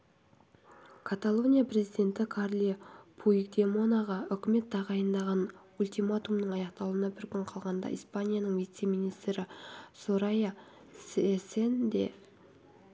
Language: Kazakh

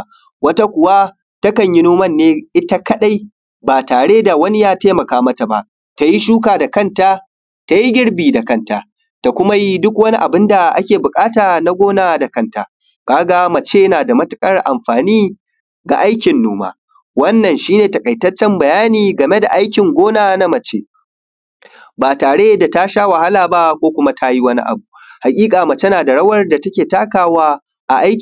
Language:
Hausa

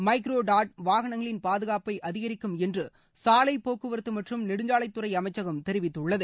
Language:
Tamil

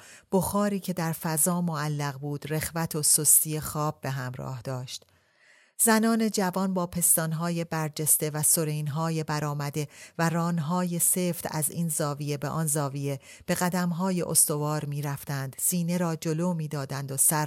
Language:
Persian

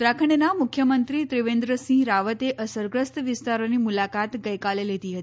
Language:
Gujarati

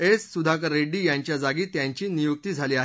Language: Marathi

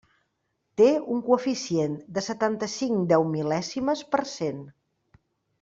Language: Catalan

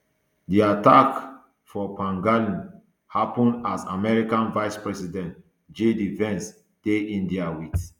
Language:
Nigerian Pidgin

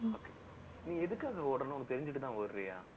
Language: Tamil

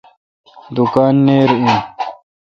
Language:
Kalkoti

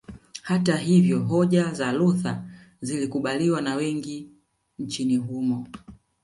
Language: Swahili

